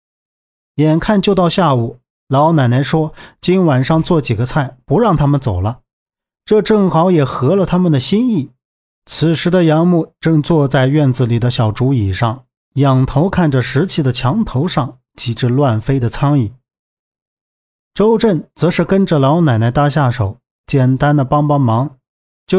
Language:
Chinese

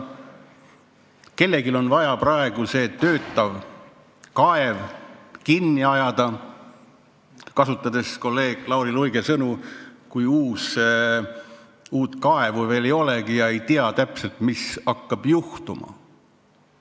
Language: Estonian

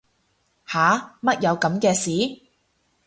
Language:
Cantonese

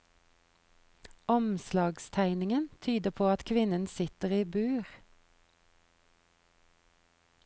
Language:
Norwegian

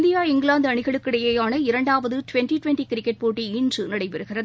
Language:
Tamil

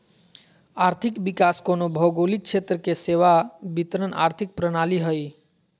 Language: Magahi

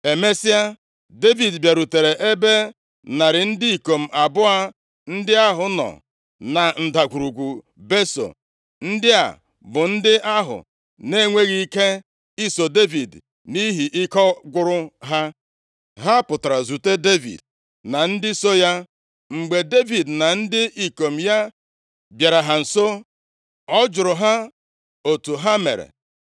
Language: Igbo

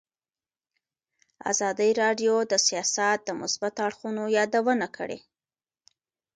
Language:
Pashto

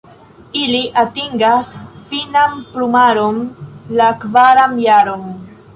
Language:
Esperanto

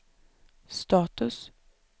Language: Swedish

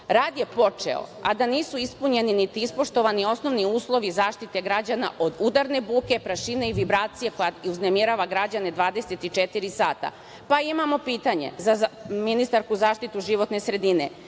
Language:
Serbian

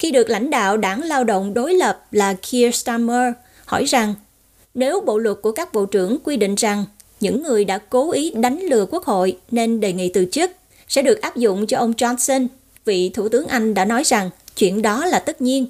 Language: Vietnamese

